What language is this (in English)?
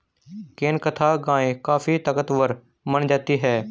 Hindi